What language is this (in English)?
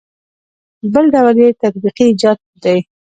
Pashto